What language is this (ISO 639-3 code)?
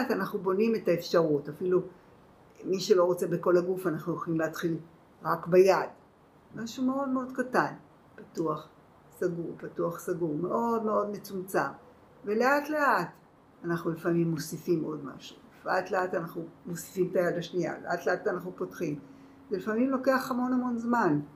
heb